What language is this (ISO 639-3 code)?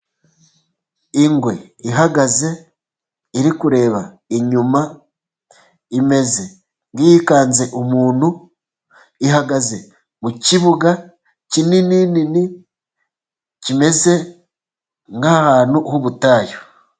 kin